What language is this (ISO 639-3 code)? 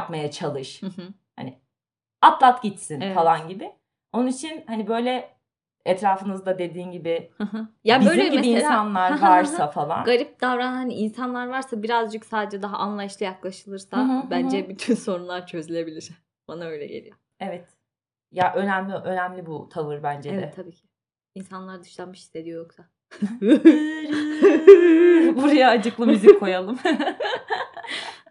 tur